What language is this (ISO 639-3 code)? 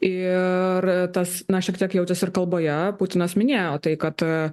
lit